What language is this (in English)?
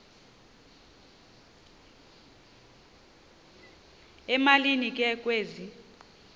Xhosa